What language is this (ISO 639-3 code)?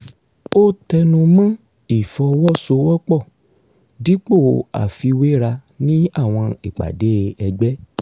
yor